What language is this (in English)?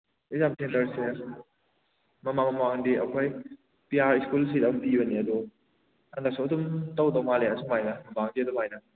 Manipuri